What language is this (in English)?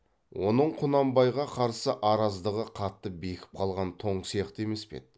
Kazakh